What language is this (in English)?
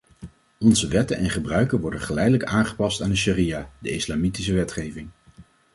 Dutch